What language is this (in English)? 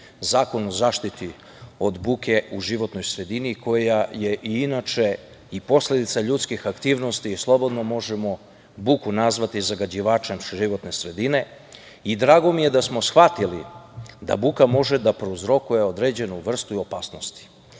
Serbian